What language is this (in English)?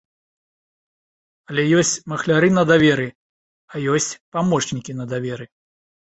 Belarusian